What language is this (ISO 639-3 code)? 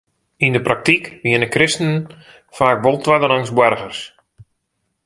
fry